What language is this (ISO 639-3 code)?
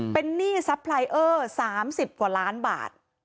tha